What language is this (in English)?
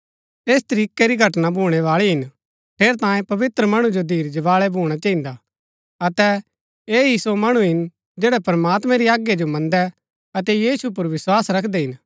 Gaddi